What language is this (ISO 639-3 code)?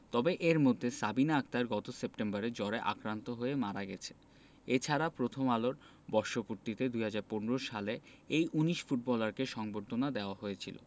ben